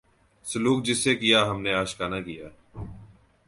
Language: Urdu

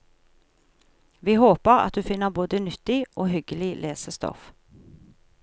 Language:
Norwegian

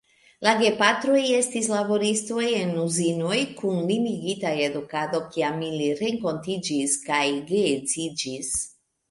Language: Esperanto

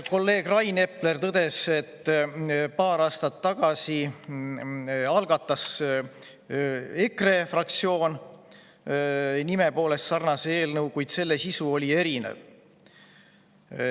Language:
Estonian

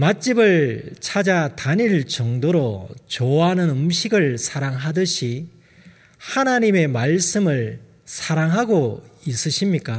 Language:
Korean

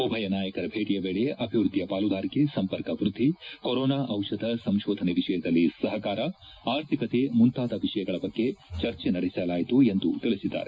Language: Kannada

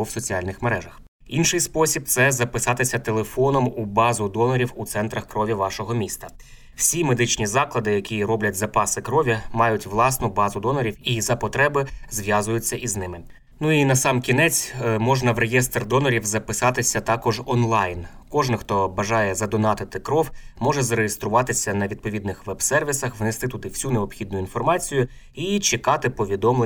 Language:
Ukrainian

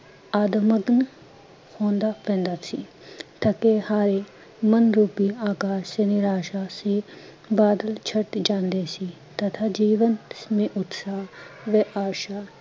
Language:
Punjabi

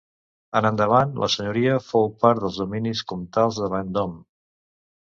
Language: Catalan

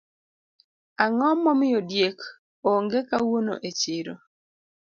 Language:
Luo (Kenya and Tanzania)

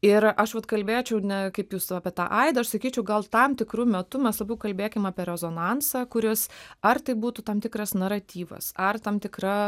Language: Lithuanian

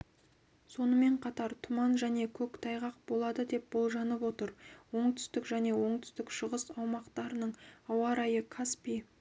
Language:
Kazakh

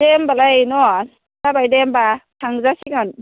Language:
Bodo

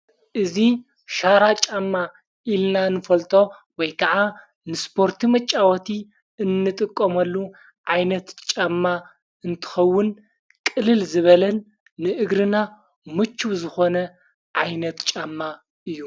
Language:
Tigrinya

